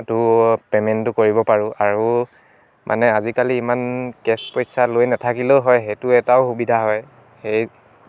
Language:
Assamese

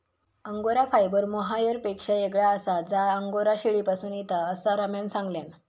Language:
Marathi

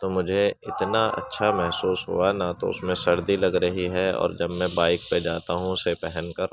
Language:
Urdu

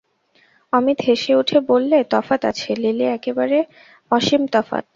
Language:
Bangla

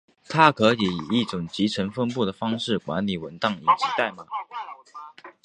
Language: Chinese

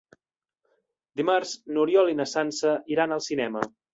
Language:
Catalan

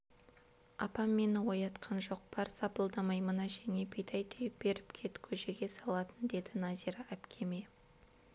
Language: Kazakh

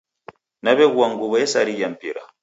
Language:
Taita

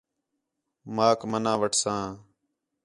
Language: Khetrani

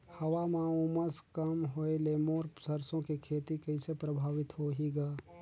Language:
Chhattisgarhi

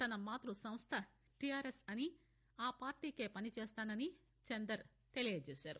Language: Telugu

